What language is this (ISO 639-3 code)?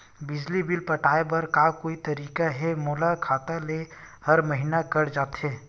hne